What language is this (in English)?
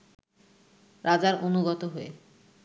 Bangla